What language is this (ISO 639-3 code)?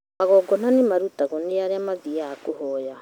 kik